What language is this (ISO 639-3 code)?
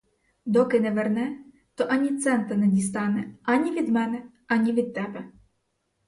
ukr